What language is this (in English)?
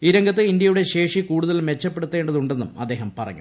Malayalam